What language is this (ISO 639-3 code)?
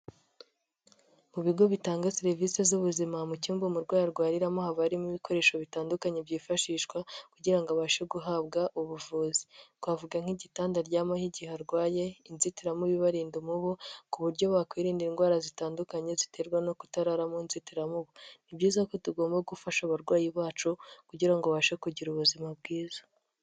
kin